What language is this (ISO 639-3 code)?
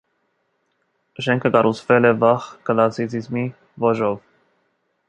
hye